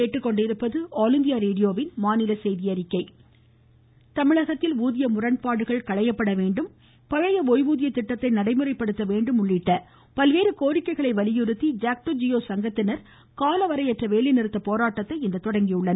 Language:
Tamil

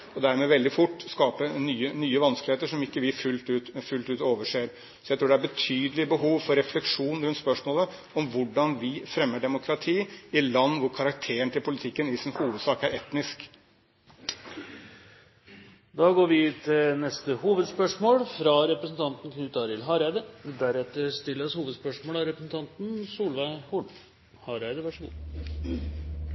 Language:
Norwegian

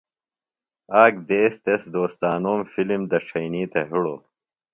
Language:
Phalura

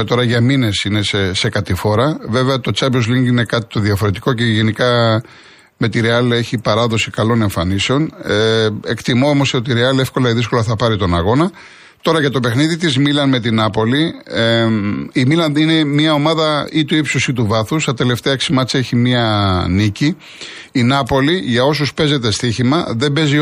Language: Greek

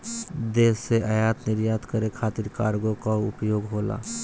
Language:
Bhojpuri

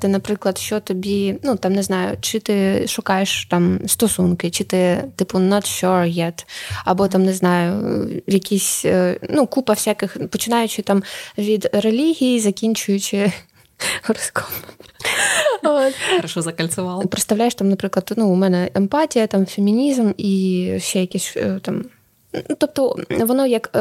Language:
Ukrainian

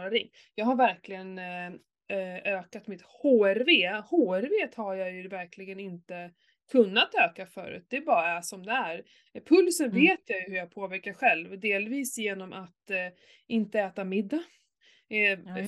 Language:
Swedish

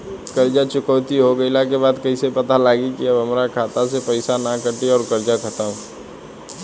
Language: Bhojpuri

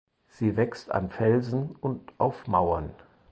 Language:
German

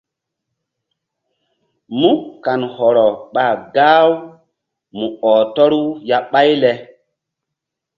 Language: Mbum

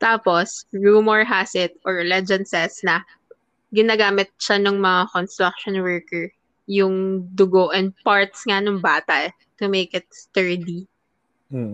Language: Filipino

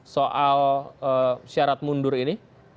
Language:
Indonesian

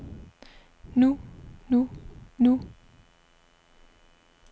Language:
Danish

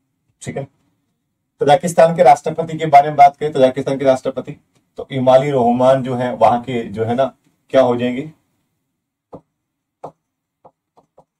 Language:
Hindi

